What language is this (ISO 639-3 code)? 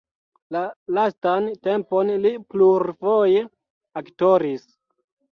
epo